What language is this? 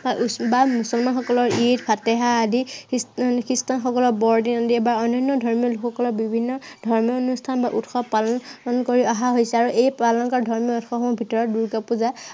Assamese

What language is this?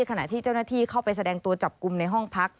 Thai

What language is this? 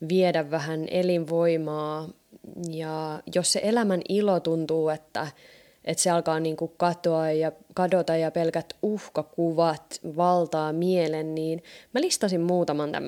Finnish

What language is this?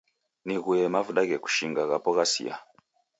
Taita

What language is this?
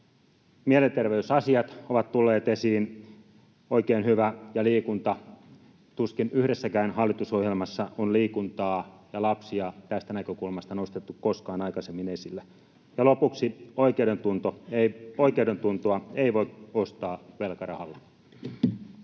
Finnish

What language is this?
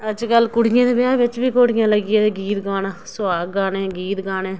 Dogri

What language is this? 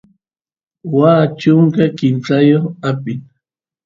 Santiago del Estero Quichua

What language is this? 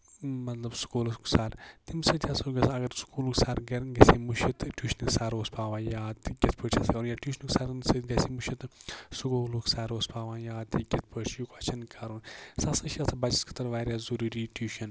Kashmiri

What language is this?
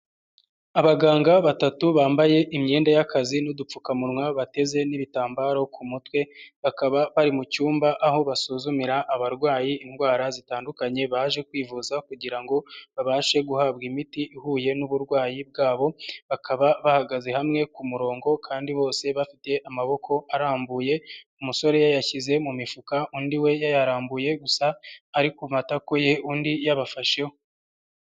Kinyarwanda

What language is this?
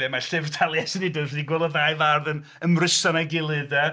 Welsh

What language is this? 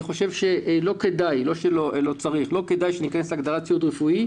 Hebrew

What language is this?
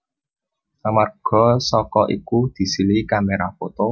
Javanese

